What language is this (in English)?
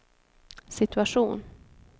Swedish